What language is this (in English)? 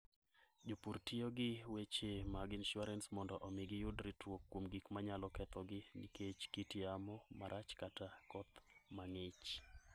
Luo (Kenya and Tanzania)